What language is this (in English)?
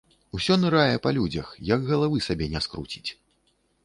Belarusian